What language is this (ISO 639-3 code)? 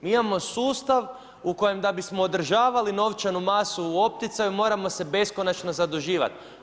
hrv